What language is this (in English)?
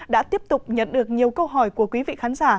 Vietnamese